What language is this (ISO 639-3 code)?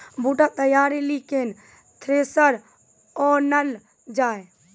mai